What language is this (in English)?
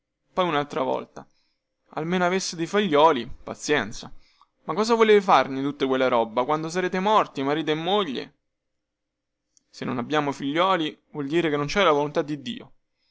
Italian